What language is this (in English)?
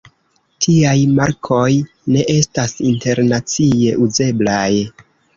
Esperanto